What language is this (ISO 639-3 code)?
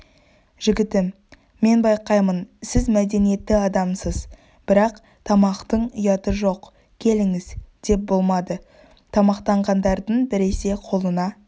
kaz